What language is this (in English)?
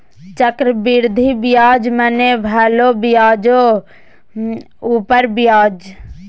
Maithili